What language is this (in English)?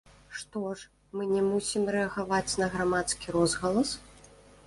Belarusian